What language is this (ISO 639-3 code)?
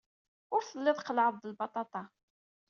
kab